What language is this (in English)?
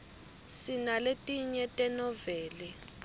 Swati